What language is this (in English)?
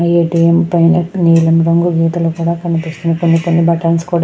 Telugu